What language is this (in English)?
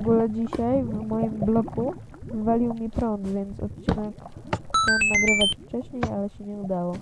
Polish